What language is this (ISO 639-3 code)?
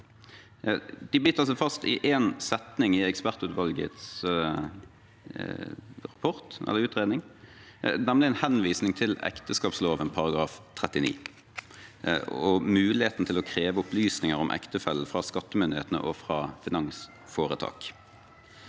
nor